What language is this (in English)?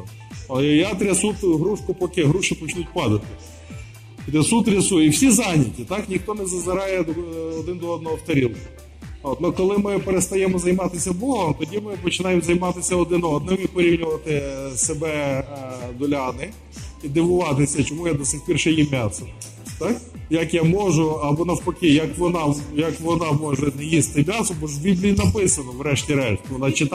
Ukrainian